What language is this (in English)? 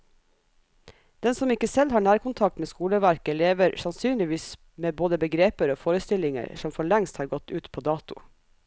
Norwegian